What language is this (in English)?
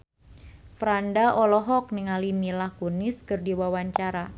Sundanese